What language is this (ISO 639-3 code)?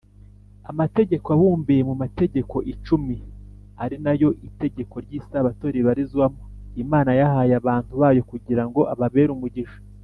kin